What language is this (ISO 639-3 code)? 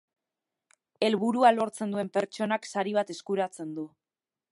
eus